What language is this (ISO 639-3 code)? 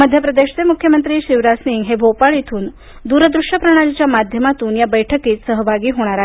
mar